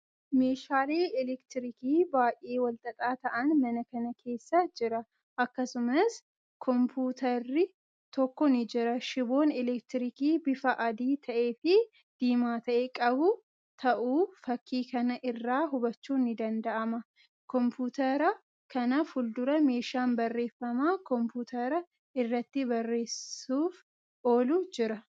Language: Oromo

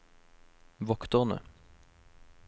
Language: Norwegian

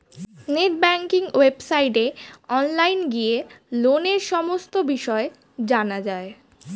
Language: Bangla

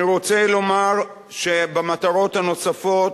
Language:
Hebrew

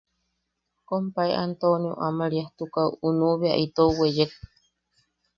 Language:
Yaqui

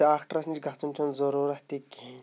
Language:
Kashmiri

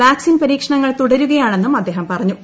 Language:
Malayalam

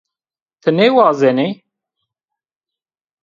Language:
Zaza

